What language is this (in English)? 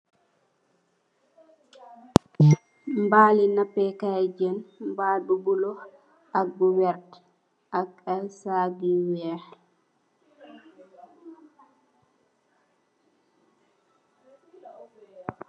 Wolof